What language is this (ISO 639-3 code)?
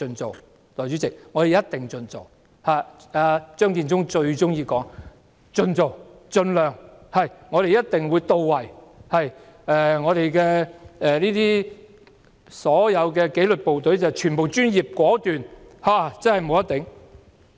yue